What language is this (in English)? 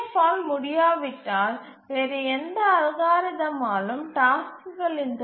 Tamil